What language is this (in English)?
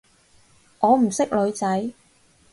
Cantonese